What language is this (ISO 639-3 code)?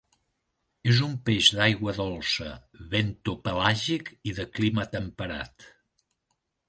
cat